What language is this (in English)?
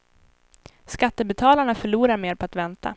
Swedish